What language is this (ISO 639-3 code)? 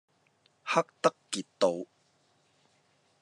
yue